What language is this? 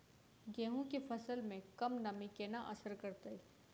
Maithili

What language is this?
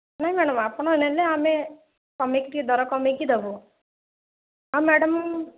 Odia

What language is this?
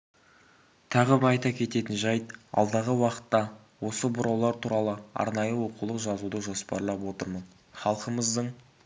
Kazakh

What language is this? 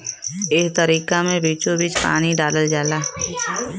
Bhojpuri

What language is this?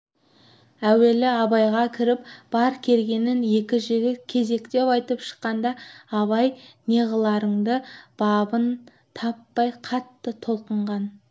Kazakh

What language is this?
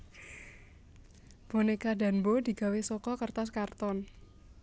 Javanese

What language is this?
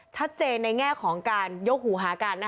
Thai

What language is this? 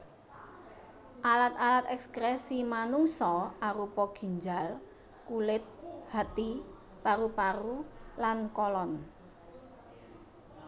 Javanese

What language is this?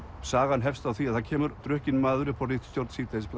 Icelandic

